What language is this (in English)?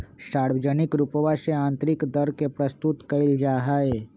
Magahi